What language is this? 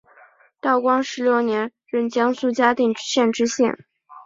Chinese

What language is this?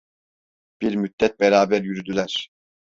Turkish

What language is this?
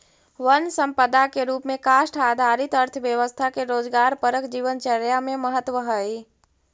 Magahi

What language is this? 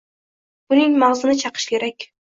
Uzbek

